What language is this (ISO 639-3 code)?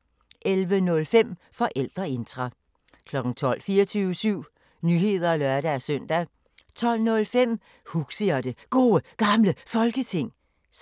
dan